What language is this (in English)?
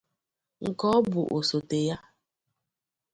Igbo